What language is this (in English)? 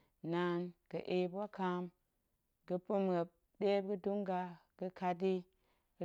Goemai